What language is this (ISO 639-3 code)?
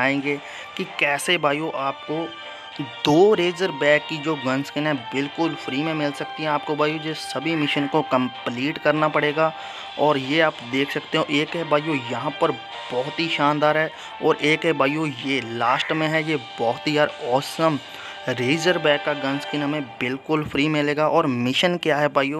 hin